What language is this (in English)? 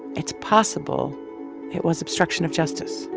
English